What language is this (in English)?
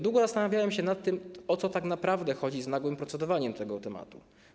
Polish